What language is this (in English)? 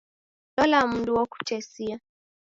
Taita